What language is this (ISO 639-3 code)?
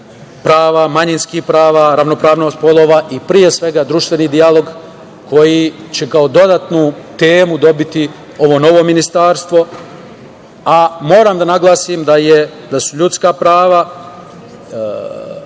srp